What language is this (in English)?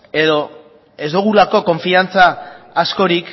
Basque